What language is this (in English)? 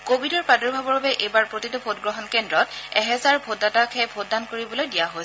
Assamese